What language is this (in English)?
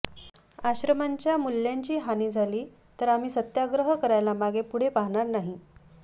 Marathi